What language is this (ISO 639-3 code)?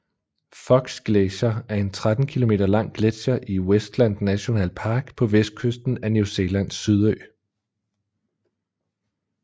dan